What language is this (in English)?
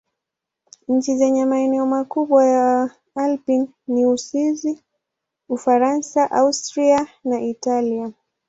Swahili